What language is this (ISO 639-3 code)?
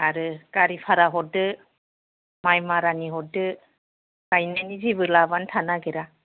brx